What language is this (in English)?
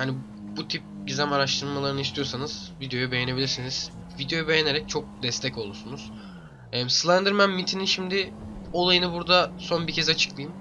Turkish